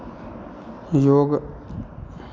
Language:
Maithili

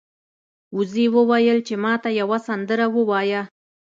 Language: Pashto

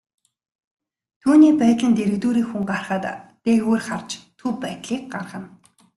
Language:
Mongolian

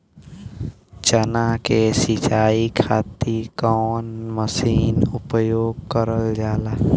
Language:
Bhojpuri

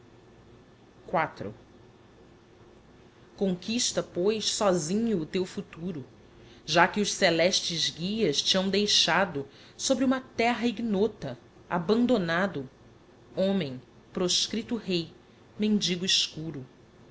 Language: Portuguese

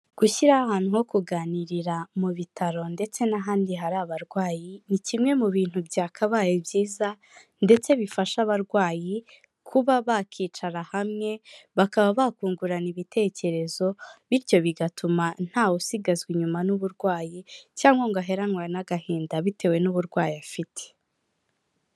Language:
Kinyarwanda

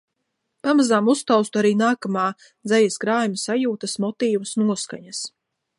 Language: Latvian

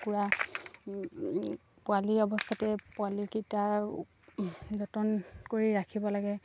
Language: Assamese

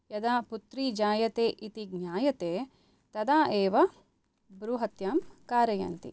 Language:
Sanskrit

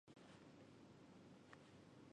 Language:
Chinese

